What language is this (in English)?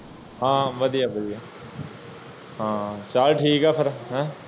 Punjabi